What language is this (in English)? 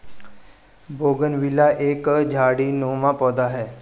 Hindi